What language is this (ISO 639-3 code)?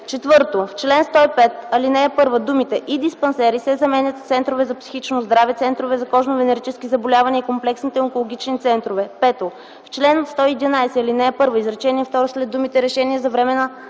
bul